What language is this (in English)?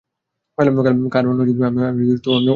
Bangla